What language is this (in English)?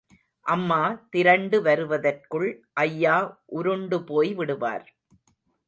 Tamil